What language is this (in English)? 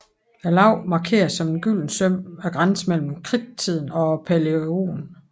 Danish